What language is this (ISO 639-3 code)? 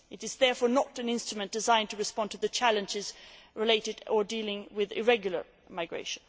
eng